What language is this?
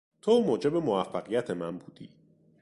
Persian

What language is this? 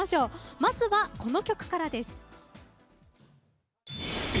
Japanese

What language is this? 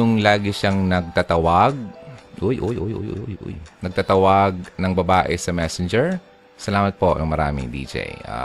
Filipino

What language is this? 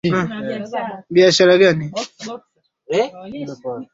Swahili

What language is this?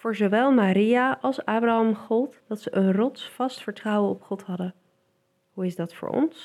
Dutch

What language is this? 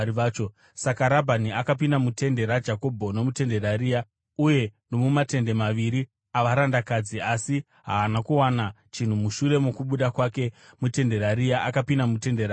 Shona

